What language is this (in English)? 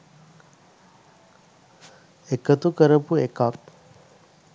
Sinhala